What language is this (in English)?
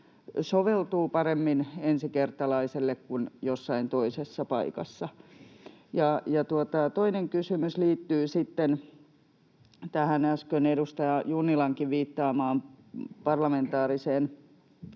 Finnish